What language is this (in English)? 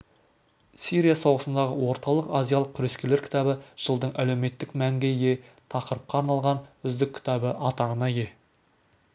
Kazakh